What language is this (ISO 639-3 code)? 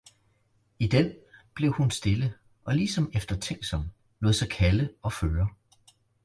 dan